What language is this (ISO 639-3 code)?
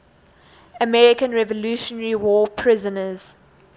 eng